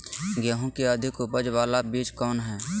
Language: Magahi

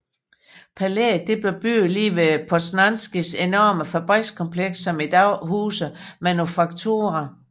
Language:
Danish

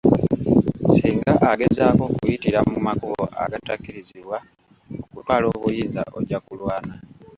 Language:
Ganda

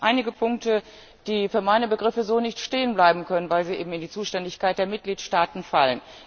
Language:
German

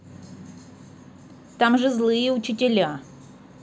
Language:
Russian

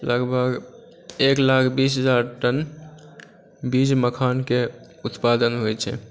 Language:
Maithili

